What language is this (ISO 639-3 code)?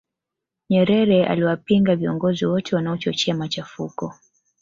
swa